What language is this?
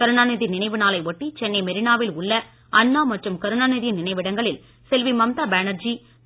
Tamil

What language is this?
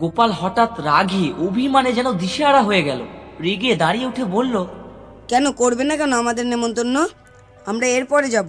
Bangla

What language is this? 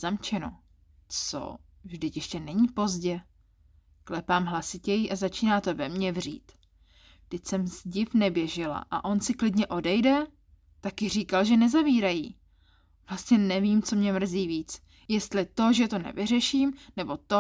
Czech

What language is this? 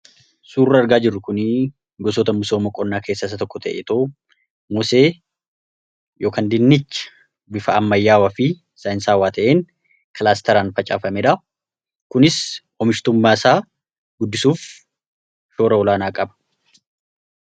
Oromo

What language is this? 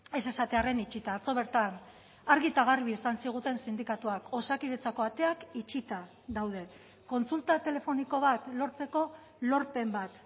Basque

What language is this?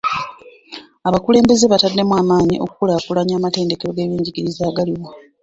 Ganda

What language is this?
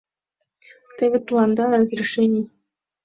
Mari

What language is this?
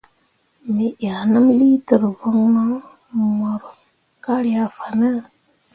Mundang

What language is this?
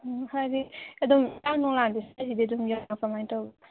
Manipuri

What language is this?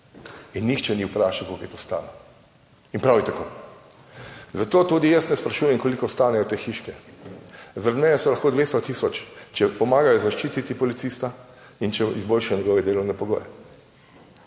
Slovenian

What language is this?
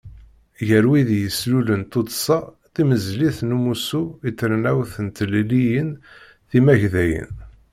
Kabyle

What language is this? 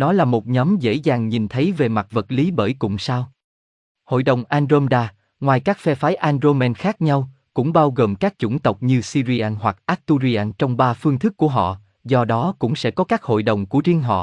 Vietnamese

